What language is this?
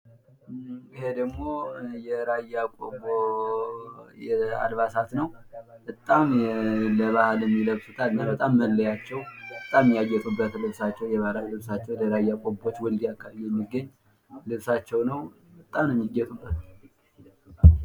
Amharic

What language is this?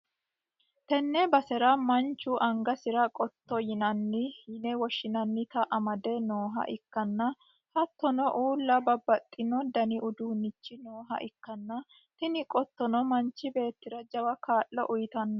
Sidamo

